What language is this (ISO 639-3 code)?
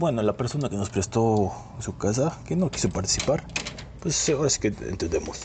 spa